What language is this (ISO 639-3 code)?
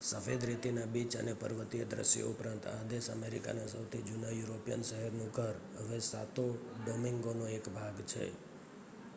guj